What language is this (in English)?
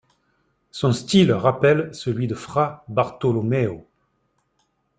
French